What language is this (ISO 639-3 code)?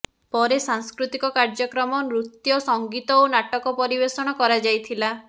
ori